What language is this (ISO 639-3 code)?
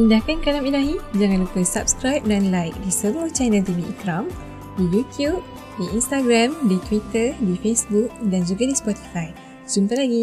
msa